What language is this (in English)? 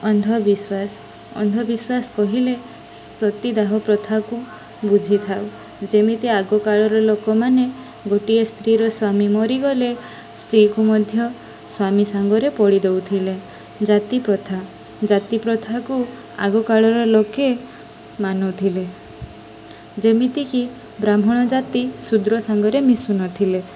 Odia